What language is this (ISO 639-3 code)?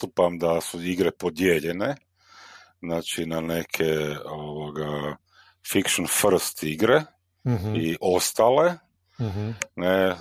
hrv